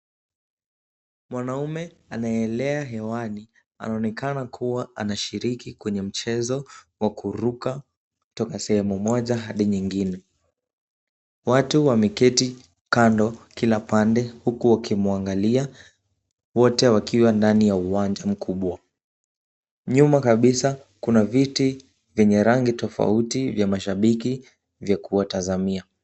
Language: Swahili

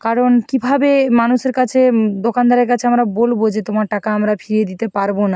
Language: Bangla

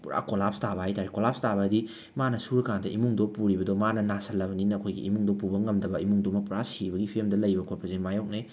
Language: Manipuri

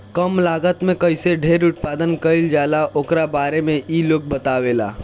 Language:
Bhojpuri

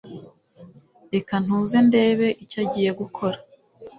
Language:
Kinyarwanda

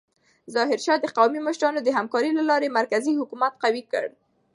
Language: Pashto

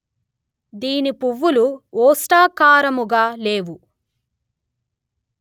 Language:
Telugu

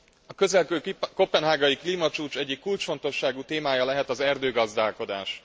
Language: Hungarian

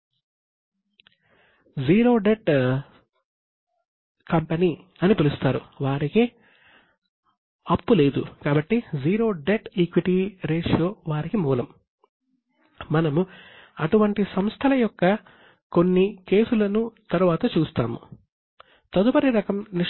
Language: Telugu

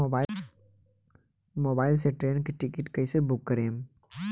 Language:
Bhojpuri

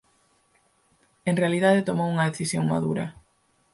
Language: Galician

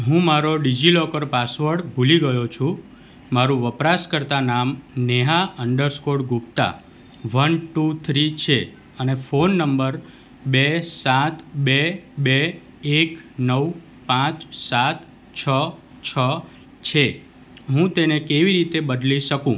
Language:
Gujarati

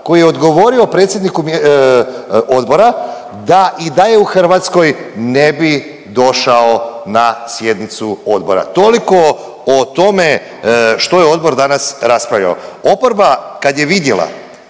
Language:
Croatian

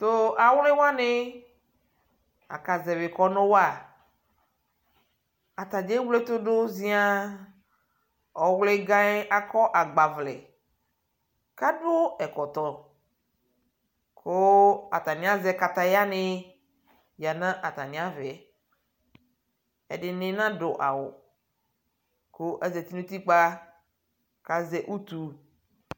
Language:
Ikposo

